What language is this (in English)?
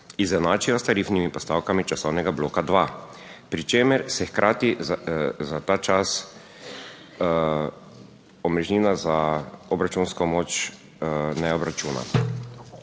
Slovenian